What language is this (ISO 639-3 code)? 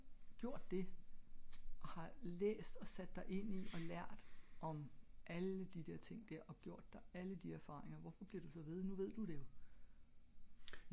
dan